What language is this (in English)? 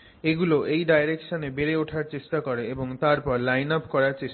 Bangla